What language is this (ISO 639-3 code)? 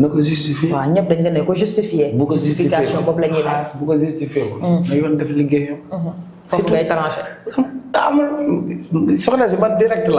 fra